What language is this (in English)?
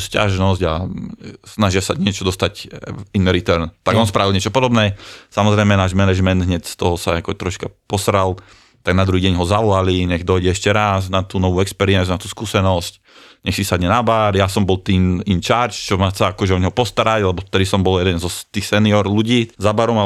Slovak